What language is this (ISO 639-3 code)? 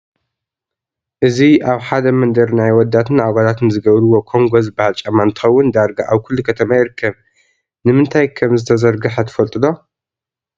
tir